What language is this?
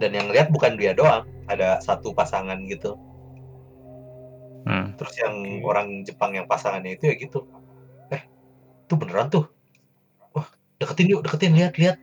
Indonesian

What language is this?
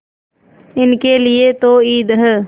Hindi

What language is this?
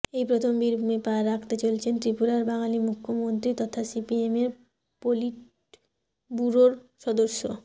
Bangla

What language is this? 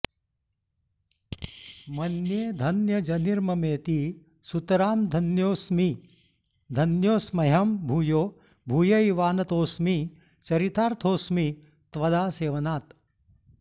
Sanskrit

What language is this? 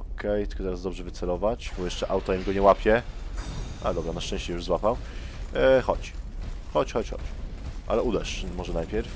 Polish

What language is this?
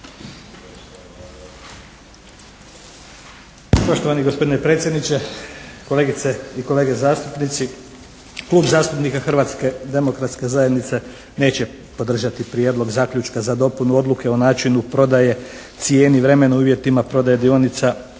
Croatian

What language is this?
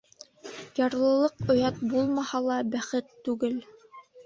Bashkir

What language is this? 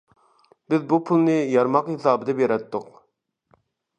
Uyghur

